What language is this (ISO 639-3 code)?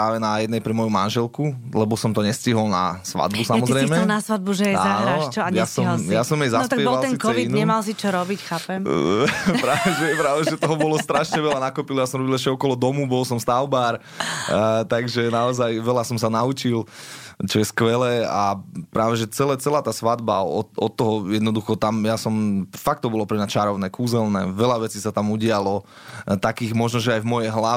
slk